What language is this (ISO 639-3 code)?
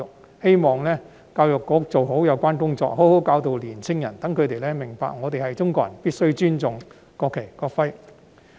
yue